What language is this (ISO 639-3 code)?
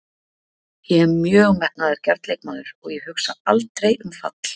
isl